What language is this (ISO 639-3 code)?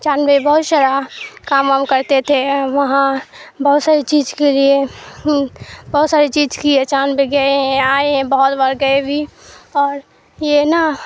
urd